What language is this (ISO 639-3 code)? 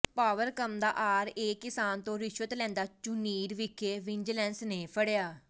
pan